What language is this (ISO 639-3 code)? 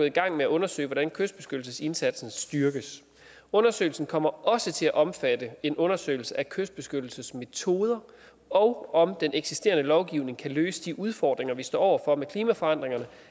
dan